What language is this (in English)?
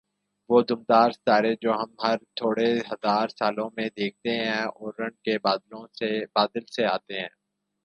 Urdu